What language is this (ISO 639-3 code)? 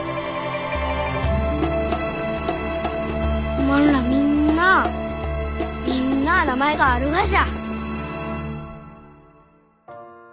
jpn